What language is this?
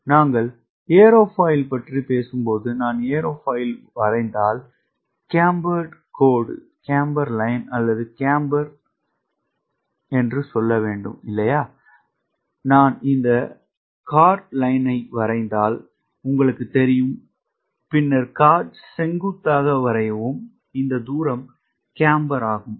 Tamil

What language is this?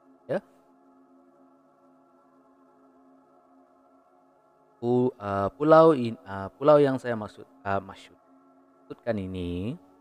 Malay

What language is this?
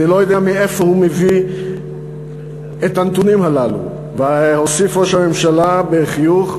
Hebrew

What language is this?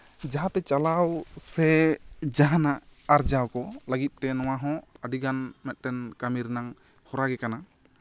Santali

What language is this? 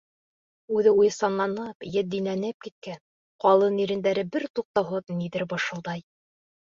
Bashkir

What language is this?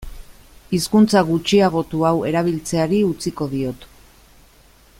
Basque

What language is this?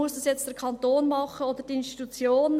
Swiss German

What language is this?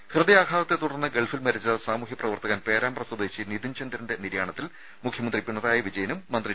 Malayalam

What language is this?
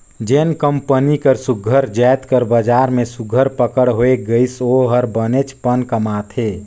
Chhattisgarhi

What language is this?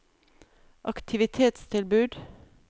Norwegian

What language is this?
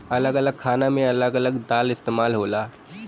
Bhojpuri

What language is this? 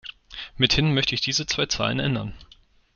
German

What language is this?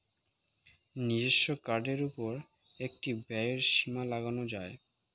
Bangla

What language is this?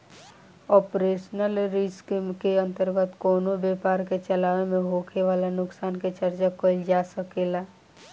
Bhojpuri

